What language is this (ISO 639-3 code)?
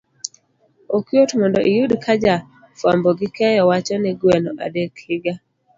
luo